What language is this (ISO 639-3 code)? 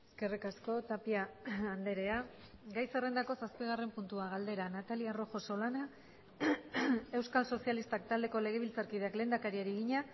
eus